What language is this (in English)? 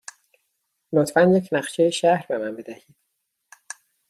Persian